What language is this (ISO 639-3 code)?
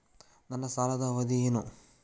kan